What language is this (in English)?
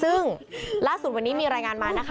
Thai